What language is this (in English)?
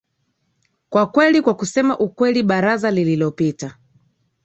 Swahili